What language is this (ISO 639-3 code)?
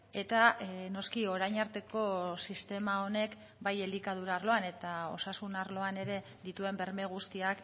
eus